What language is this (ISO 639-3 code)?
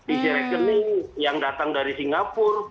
ind